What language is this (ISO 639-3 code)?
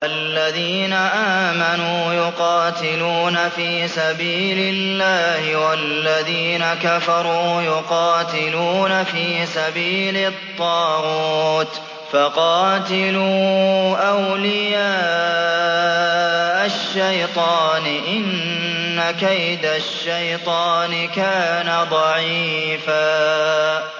ara